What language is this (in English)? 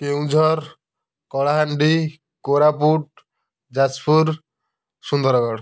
Odia